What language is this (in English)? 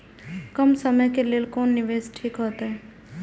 Maithili